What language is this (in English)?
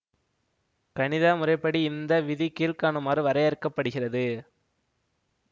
Tamil